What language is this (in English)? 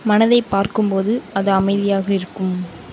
Tamil